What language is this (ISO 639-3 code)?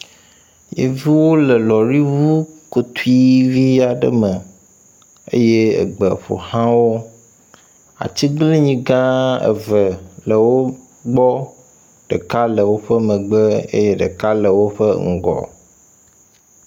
ewe